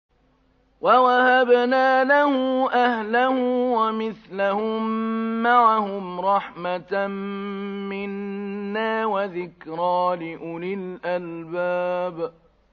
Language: Arabic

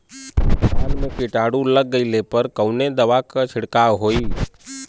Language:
Bhojpuri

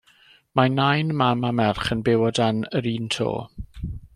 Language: Welsh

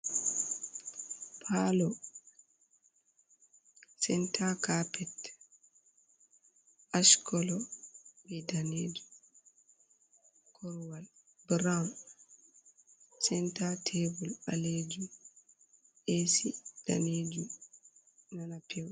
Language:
Fula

